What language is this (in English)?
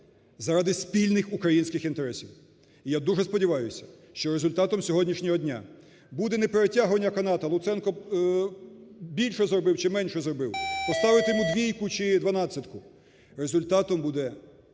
Ukrainian